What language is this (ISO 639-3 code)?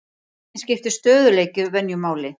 isl